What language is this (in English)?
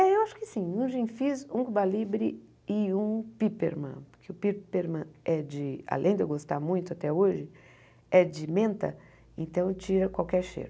Portuguese